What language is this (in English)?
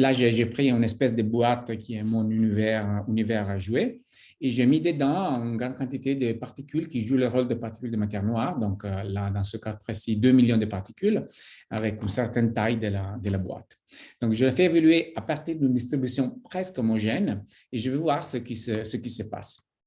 French